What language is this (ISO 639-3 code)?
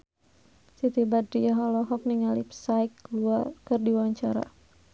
sun